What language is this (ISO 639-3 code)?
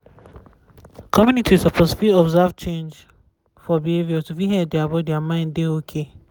pcm